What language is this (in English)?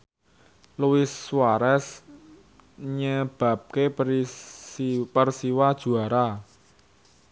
Javanese